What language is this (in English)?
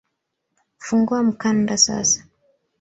Swahili